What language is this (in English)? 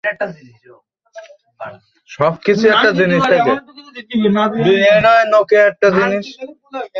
Bangla